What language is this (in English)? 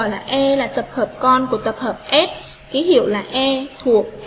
Vietnamese